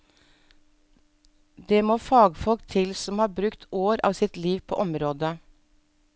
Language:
Norwegian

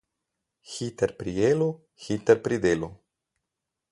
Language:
Slovenian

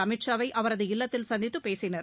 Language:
Tamil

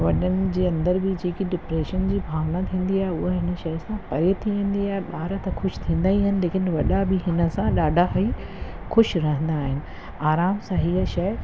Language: Sindhi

